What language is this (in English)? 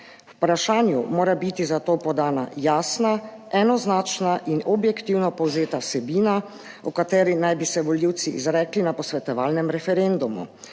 Slovenian